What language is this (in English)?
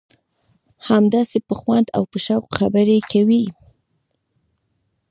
Pashto